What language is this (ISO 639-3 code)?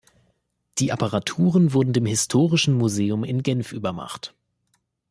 deu